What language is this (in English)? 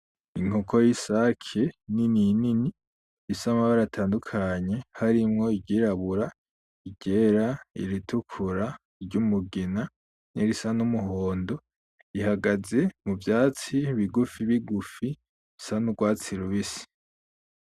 Rundi